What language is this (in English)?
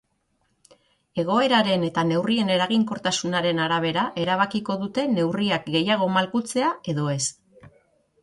Basque